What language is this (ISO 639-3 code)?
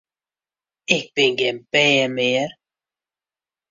fry